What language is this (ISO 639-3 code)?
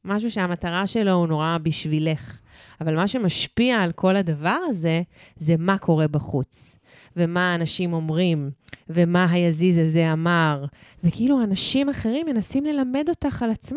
heb